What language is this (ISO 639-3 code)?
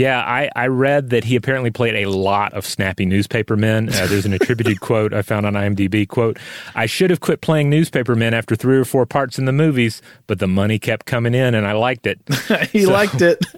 eng